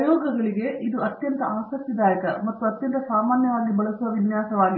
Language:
Kannada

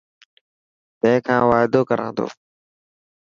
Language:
Dhatki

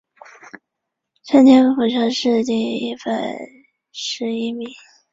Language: Chinese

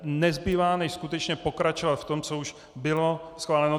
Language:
Czech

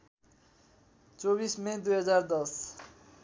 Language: Nepali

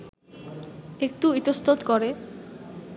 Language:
Bangla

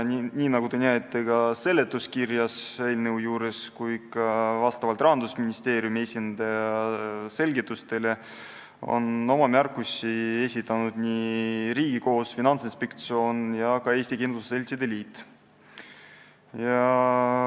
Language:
Estonian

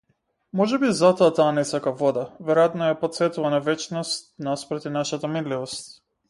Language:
Macedonian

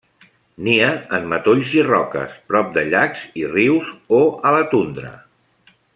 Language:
Catalan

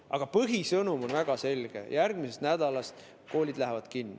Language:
Estonian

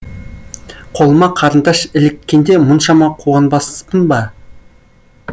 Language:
Kazakh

